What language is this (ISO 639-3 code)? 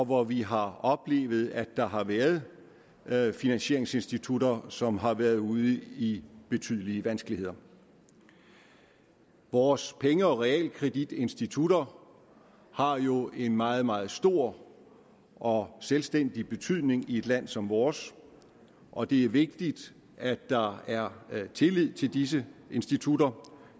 dan